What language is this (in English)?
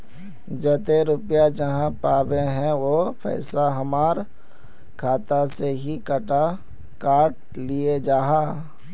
Magahi